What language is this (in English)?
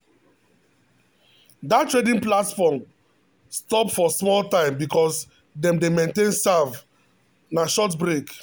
Nigerian Pidgin